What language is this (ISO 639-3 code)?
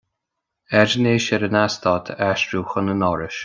gle